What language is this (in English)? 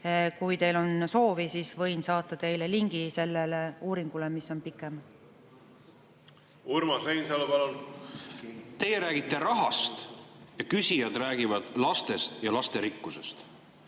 Estonian